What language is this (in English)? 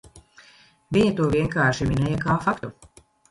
Latvian